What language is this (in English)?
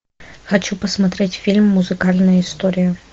Russian